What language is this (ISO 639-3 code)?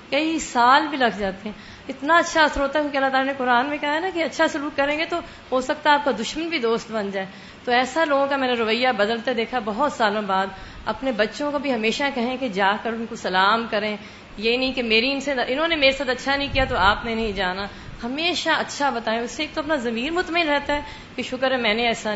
urd